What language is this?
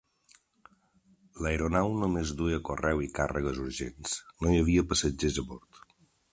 Catalan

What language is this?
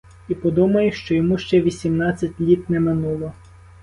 Ukrainian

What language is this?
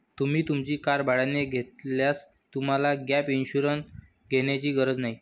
Marathi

